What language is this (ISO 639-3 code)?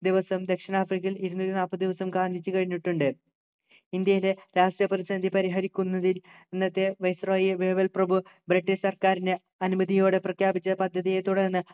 mal